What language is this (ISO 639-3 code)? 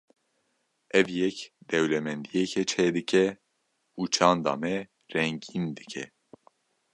kur